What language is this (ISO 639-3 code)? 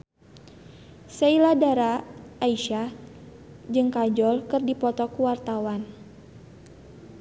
sun